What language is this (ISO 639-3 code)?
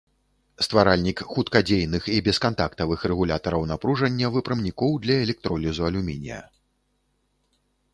bel